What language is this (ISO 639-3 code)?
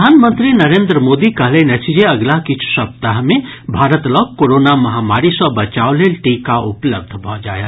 mai